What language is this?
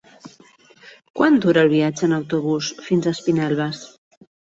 Catalan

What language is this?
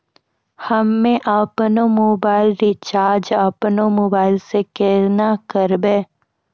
Maithili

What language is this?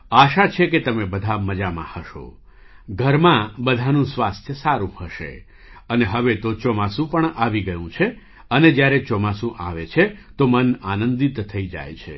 Gujarati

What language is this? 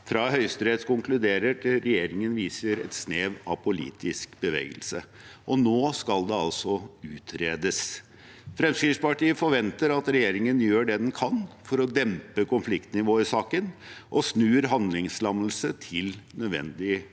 Norwegian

